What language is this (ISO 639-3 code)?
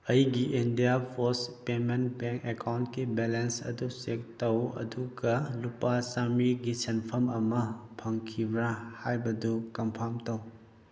mni